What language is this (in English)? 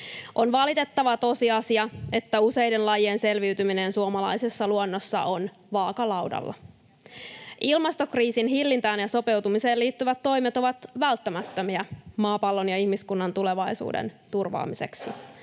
Finnish